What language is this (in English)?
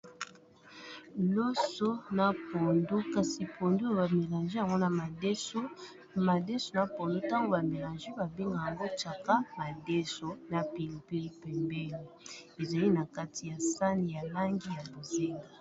Lingala